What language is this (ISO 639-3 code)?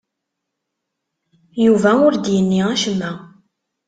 kab